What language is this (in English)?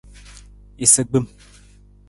Nawdm